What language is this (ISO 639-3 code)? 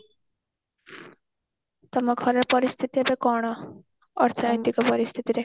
ori